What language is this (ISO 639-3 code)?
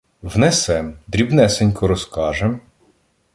ukr